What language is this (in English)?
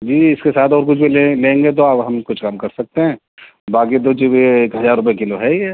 Urdu